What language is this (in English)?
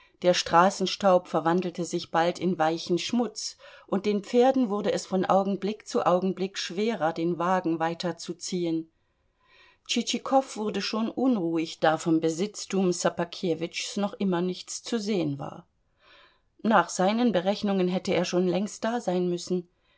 German